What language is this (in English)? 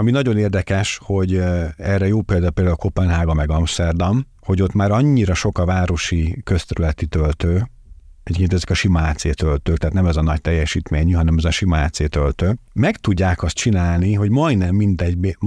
Hungarian